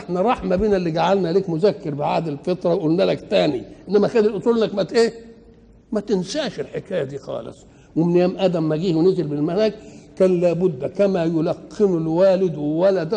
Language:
Arabic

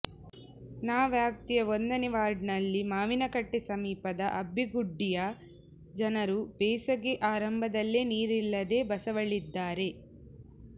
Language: Kannada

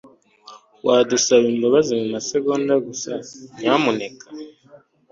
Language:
Kinyarwanda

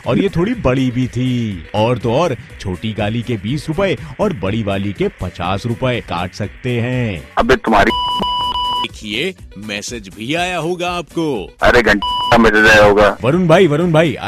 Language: Hindi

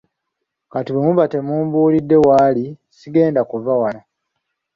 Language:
Ganda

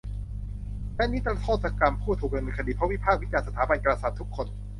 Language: Thai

